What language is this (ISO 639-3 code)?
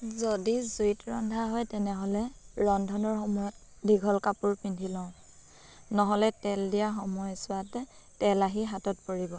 asm